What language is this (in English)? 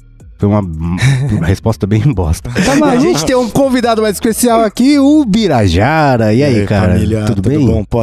Portuguese